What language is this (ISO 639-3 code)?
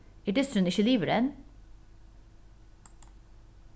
fao